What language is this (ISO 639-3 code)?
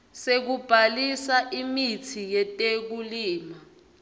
ssw